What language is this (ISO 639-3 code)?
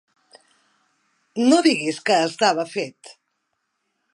cat